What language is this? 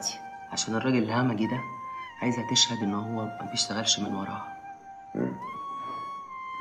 Arabic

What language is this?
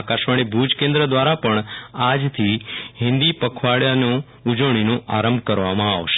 Gujarati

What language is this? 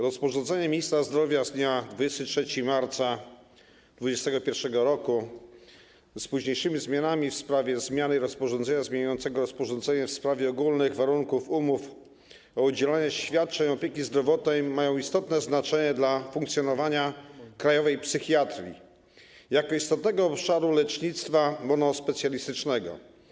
Polish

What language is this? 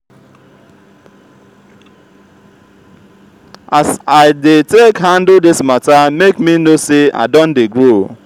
Nigerian Pidgin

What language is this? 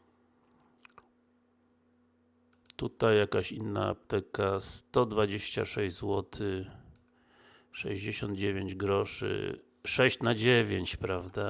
Polish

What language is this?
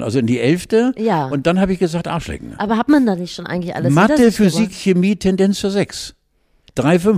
German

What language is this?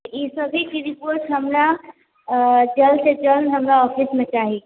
Maithili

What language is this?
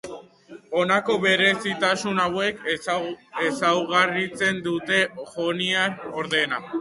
Basque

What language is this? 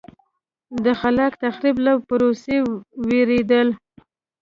Pashto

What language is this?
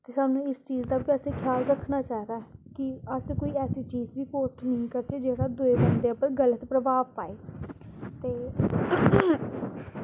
Dogri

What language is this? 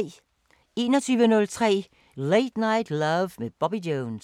Danish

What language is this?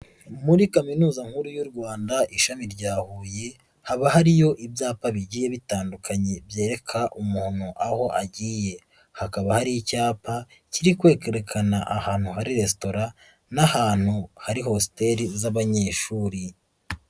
Kinyarwanda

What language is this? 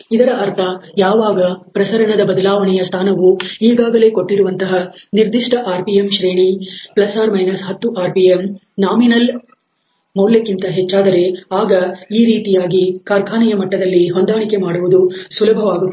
Kannada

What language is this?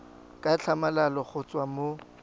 Tswana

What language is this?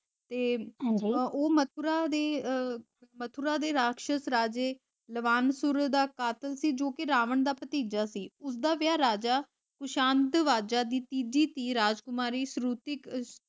Punjabi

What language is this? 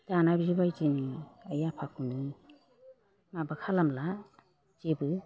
Bodo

